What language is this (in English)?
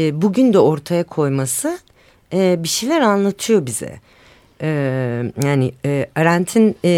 Turkish